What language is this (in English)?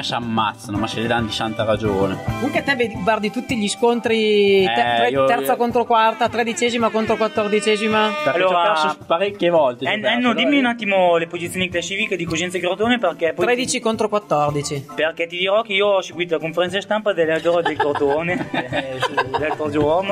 Italian